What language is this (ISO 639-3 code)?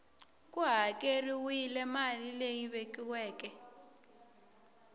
tso